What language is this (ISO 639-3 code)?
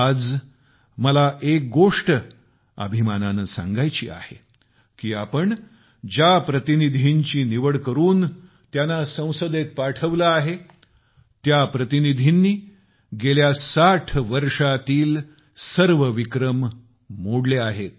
mar